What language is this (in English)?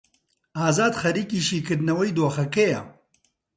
Central Kurdish